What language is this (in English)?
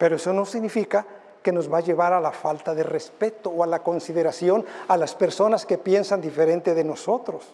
Spanish